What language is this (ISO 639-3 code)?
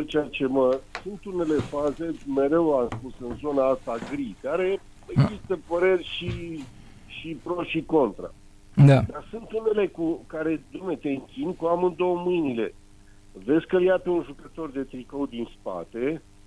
ron